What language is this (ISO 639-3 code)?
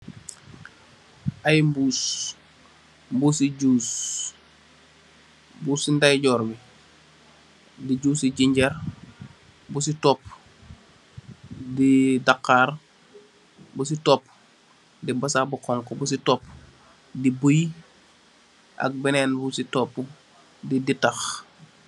wol